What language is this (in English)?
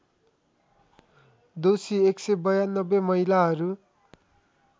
Nepali